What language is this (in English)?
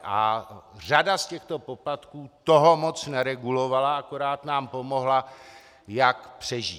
Czech